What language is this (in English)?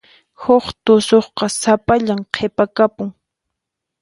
Puno Quechua